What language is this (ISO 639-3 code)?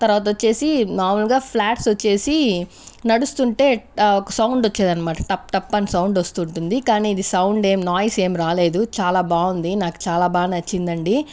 tel